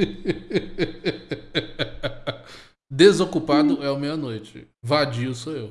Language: Portuguese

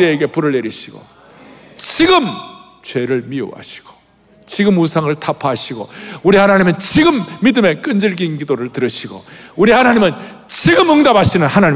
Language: Korean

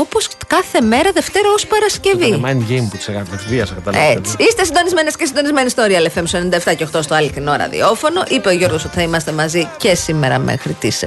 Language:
Greek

